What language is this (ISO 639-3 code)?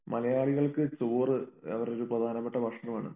mal